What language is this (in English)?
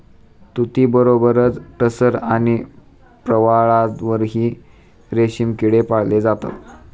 Marathi